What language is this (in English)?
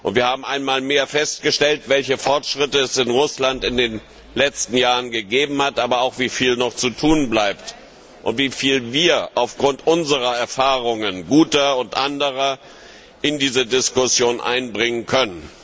German